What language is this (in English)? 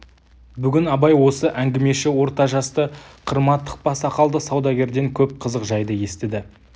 Kazakh